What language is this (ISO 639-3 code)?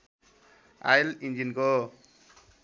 nep